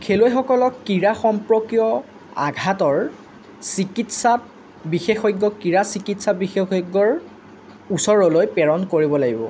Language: Assamese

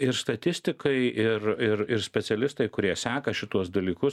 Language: Lithuanian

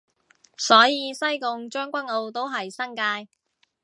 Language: Cantonese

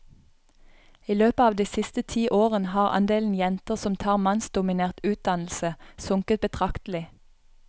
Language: Norwegian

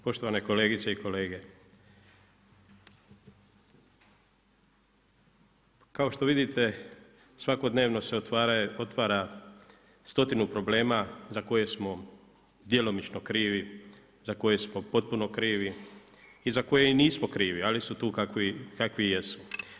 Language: Croatian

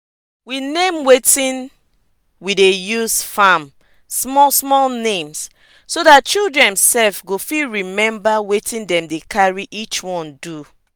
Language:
Nigerian Pidgin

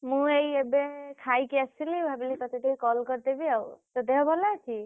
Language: Odia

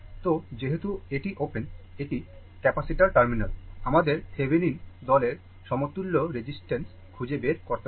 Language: Bangla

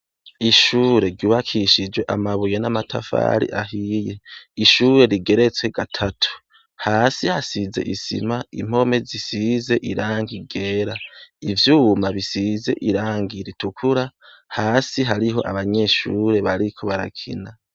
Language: Rundi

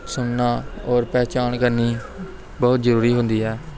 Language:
Punjabi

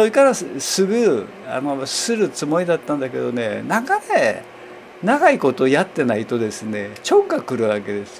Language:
Japanese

